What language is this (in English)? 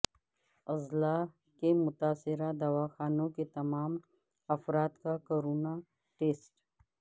Urdu